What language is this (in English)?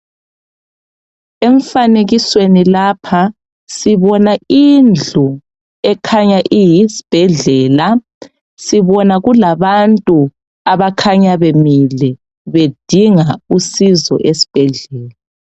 North Ndebele